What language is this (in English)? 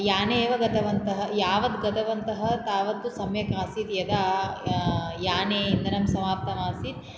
Sanskrit